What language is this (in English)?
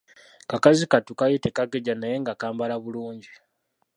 Ganda